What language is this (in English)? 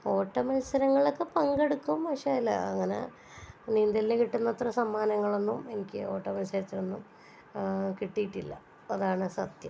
Malayalam